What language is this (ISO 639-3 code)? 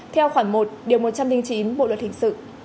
vie